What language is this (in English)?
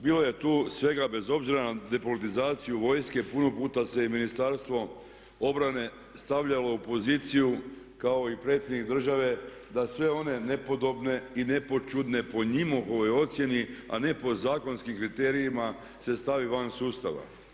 Croatian